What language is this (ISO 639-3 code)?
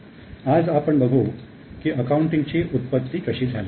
mar